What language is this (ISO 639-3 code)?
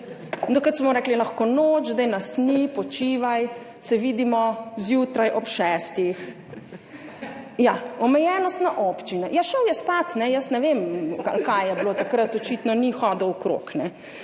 slv